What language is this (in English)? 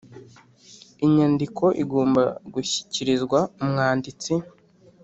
Kinyarwanda